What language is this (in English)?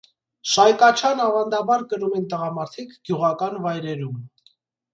Armenian